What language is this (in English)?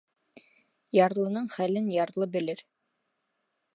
Bashkir